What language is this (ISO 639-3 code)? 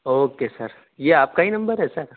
urd